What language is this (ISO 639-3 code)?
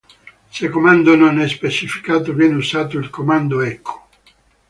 ita